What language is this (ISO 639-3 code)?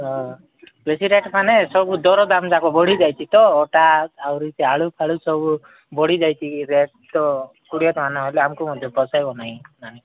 ori